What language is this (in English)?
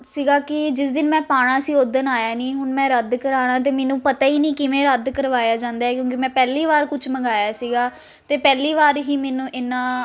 Punjabi